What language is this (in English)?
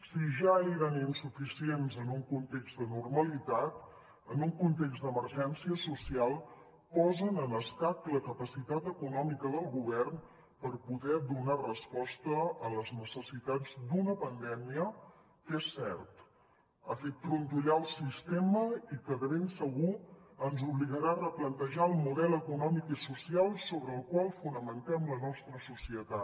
Catalan